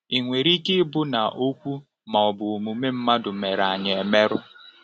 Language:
Igbo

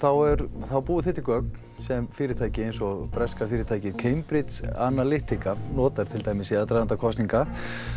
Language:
Icelandic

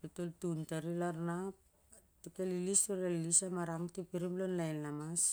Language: Siar-Lak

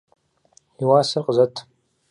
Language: Kabardian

